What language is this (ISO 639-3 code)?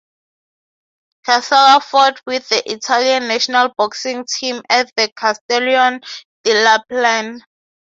eng